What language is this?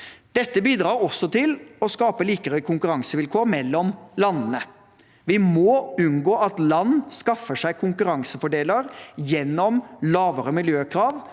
Norwegian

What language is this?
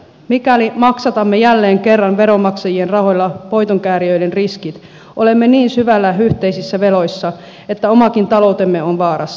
Finnish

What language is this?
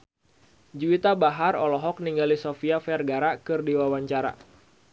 Sundanese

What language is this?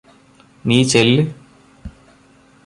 Malayalam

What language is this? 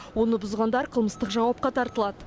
Kazakh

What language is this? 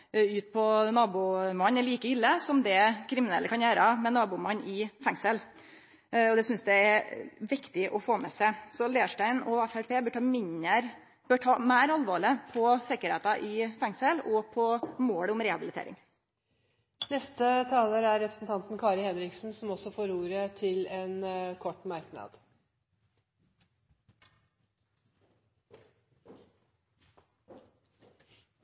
Norwegian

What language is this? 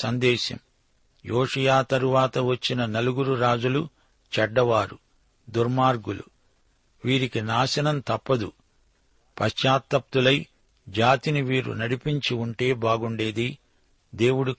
Telugu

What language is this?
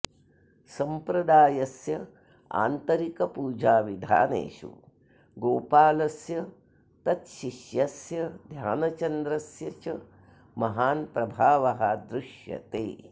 Sanskrit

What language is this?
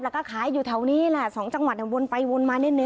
Thai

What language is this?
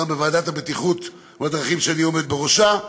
Hebrew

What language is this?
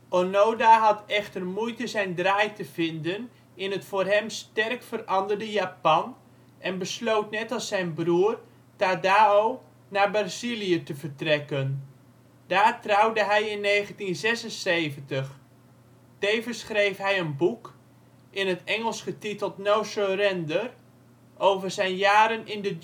Dutch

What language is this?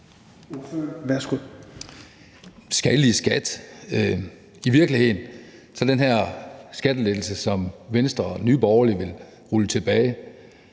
Danish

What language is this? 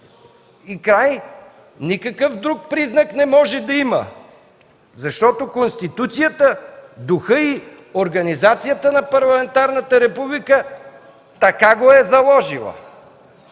Bulgarian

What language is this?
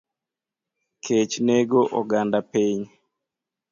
Luo (Kenya and Tanzania)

